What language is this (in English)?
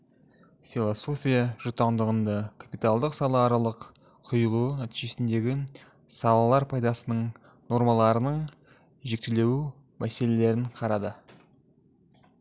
Kazakh